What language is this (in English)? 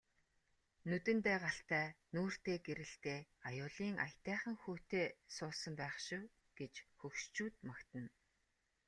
Mongolian